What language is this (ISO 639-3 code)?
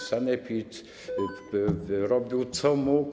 pol